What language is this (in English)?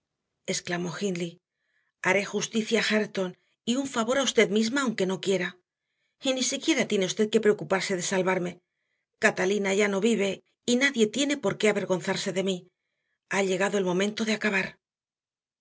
Spanish